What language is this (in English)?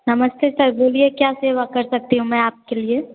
Hindi